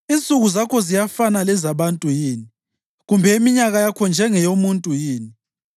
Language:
North Ndebele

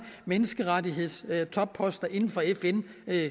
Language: Danish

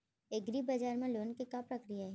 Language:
Chhattisgarhi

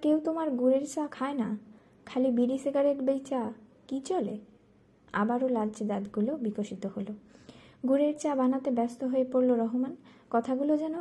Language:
Bangla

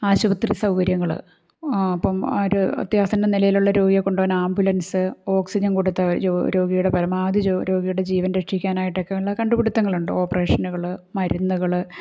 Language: Malayalam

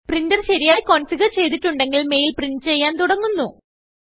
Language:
Malayalam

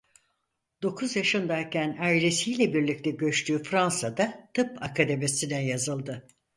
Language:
Turkish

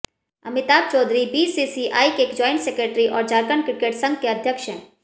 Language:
Hindi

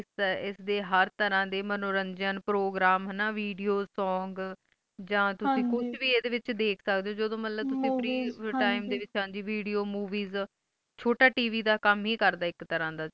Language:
Punjabi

